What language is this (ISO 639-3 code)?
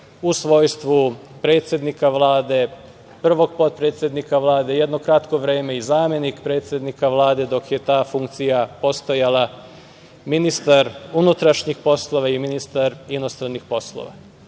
srp